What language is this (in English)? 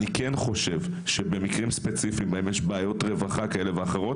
Hebrew